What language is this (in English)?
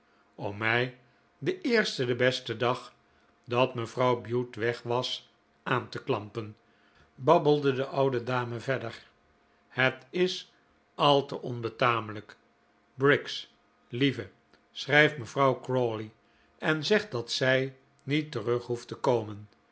Dutch